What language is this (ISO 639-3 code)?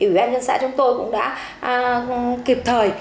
vie